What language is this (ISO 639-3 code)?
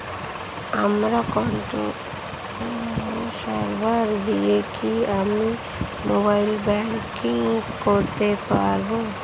ben